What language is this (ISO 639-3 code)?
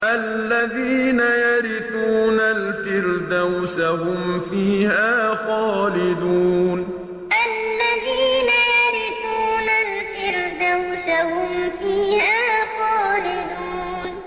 ara